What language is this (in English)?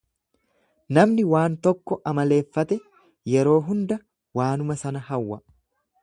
Oromo